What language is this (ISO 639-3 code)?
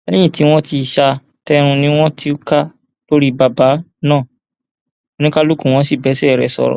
yor